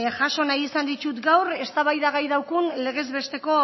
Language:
Basque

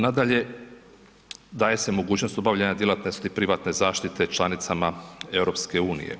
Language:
Croatian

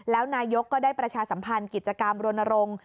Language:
Thai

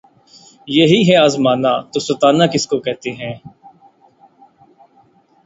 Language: Urdu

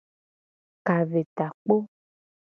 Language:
Gen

